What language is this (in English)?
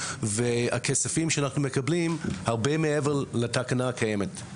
Hebrew